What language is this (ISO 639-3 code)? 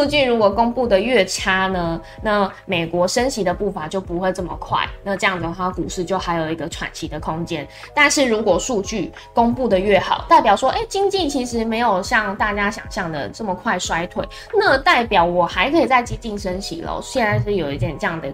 zho